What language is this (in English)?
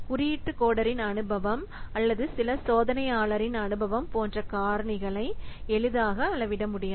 Tamil